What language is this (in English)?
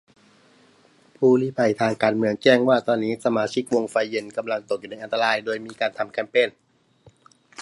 Thai